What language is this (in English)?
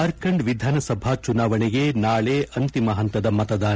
Kannada